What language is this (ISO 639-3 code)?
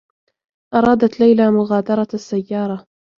ara